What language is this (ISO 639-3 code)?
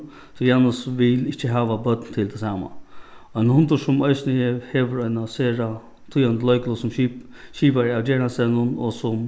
fao